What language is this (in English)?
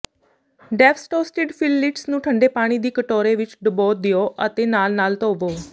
Punjabi